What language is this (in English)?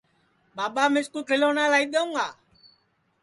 Sansi